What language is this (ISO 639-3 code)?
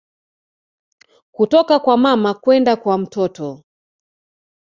swa